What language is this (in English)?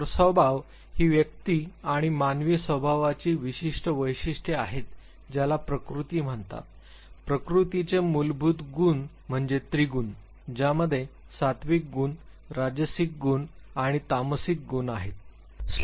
Marathi